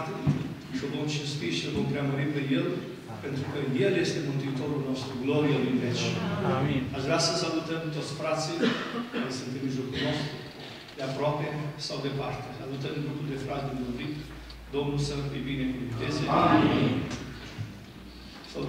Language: Romanian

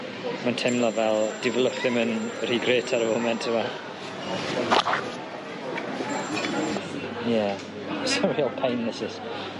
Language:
Welsh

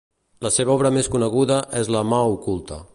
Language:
Catalan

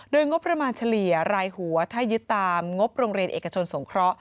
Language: Thai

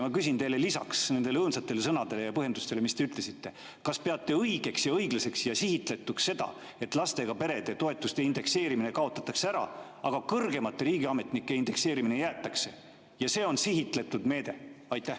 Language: Estonian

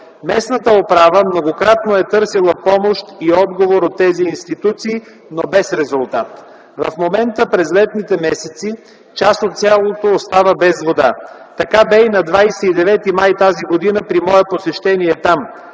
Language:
Bulgarian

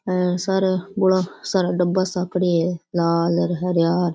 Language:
Rajasthani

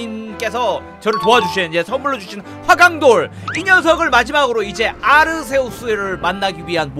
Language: Korean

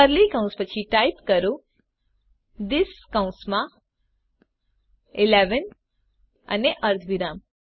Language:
Gujarati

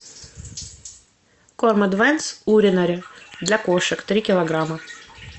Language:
Russian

